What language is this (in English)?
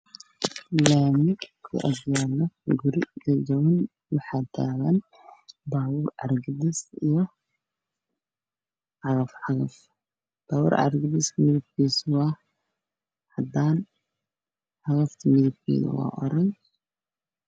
Somali